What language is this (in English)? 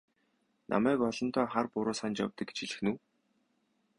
Mongolian